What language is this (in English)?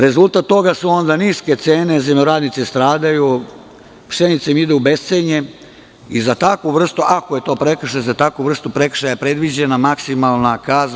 Serbian